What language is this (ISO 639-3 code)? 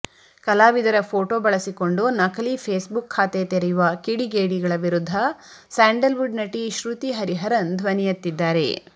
kan